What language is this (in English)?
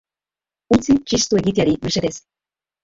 Basque